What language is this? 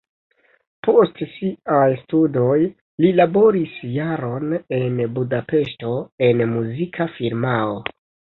Esperanto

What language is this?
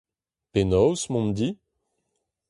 Breton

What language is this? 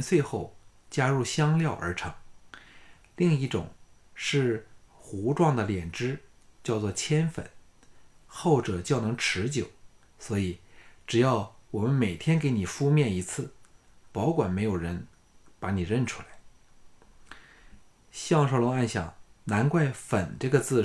Chinese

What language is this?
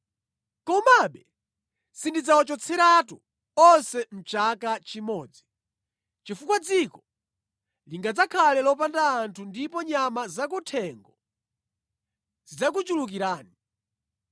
Nyanja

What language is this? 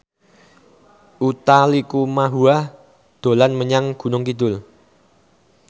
Javanese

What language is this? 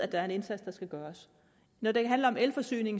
Danish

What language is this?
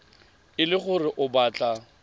Tswana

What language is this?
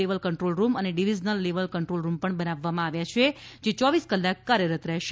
Gujarati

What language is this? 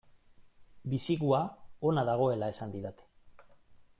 Basque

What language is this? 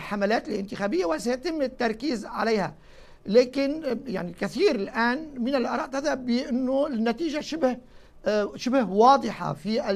Arabic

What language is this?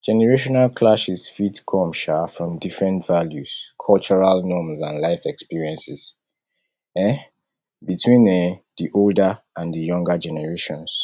Nigerian Pidgin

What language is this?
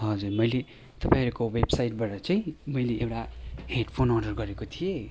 Nepali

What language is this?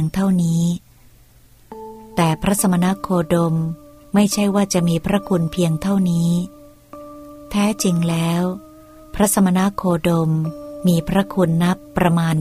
Thai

